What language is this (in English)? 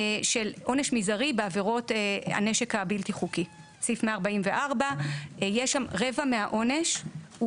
Hebrew